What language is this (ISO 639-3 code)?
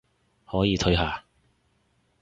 yue